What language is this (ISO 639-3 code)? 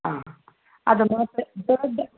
kan